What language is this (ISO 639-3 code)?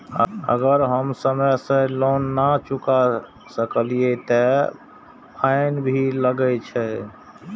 mai